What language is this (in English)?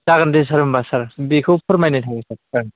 Bodo